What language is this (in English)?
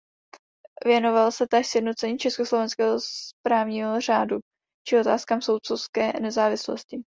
Czech